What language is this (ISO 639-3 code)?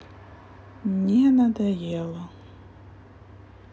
rus